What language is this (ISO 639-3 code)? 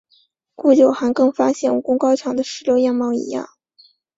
zho